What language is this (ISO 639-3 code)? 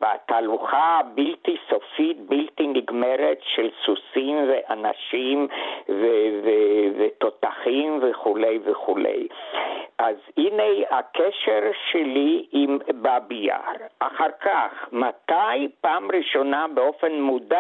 heb